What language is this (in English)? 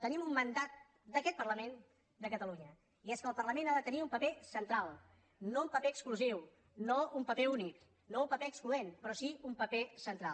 Catalan